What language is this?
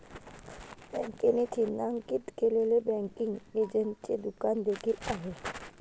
Marathi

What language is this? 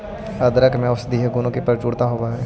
Magahi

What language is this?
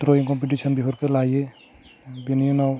Bodo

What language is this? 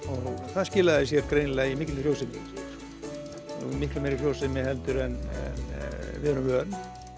Icelandic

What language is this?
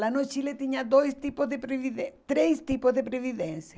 Portuguese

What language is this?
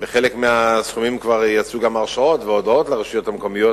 Hebrew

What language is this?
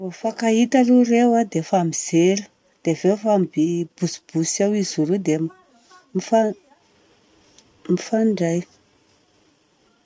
Southern Betsimisaraka Malagasy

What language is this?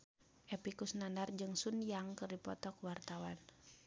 Sundanese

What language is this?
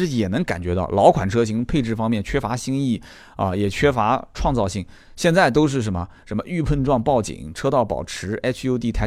Chinese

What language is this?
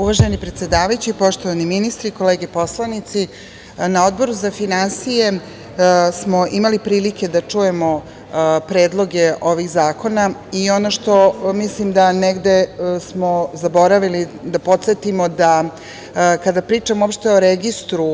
Serbian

